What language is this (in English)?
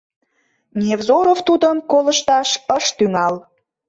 Mari